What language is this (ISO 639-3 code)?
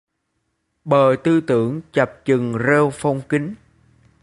vie